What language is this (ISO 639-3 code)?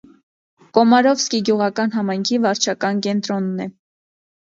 hye